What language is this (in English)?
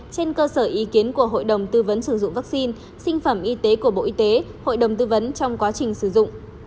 Vietnamese